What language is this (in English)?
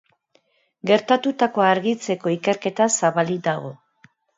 Basque